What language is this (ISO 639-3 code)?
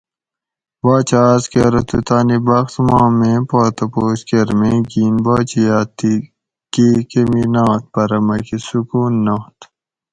gwc